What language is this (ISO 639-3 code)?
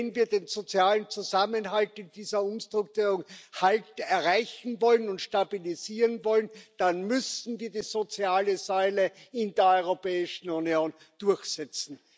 deu